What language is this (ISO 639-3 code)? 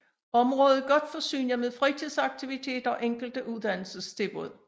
dan